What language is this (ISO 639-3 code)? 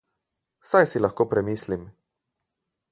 slv